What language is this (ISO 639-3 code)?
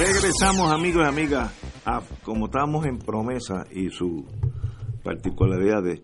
spa